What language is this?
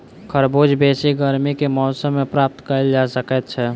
Maithili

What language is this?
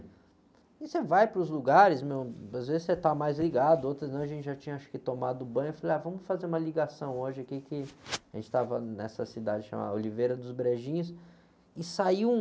Portuguese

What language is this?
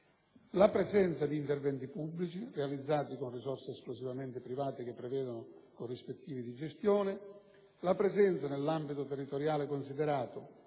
Italian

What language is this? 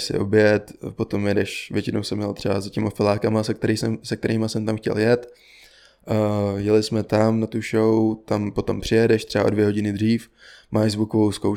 Czech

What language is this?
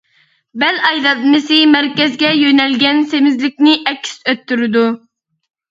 Uyghur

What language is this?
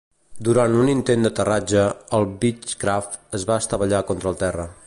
Catalan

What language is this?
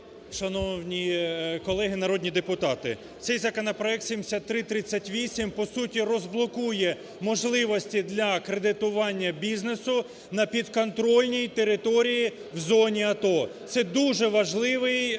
Ukrainian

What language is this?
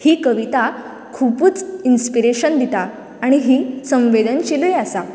Konkani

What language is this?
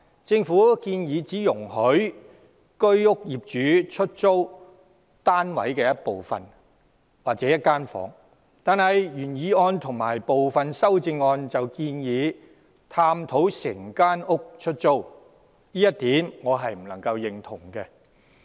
Cantonese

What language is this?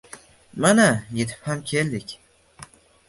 Uzbek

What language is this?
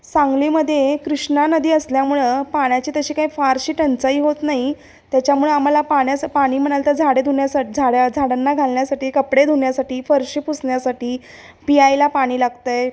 Marathi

